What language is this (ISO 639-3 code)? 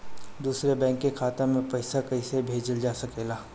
bho